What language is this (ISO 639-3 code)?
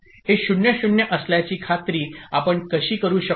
mar